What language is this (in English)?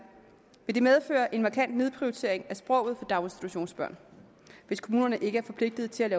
Danish